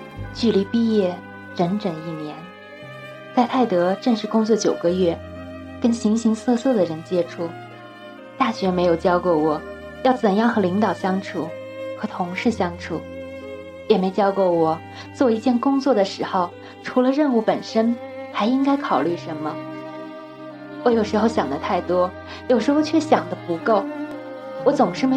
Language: Chinese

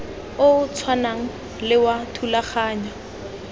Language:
Tswana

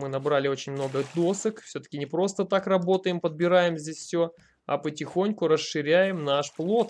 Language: Russian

